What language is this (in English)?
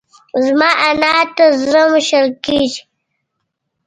Pashto